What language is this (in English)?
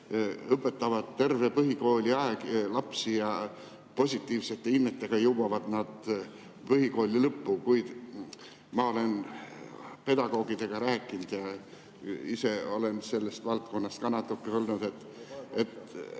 Estonian